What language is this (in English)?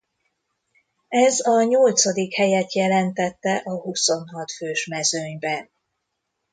Hungarian